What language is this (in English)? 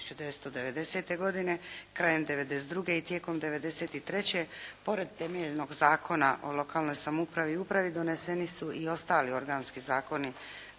Croatian